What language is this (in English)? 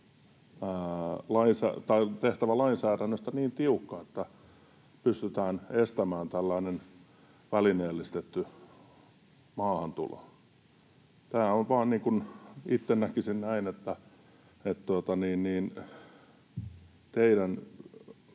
Finnish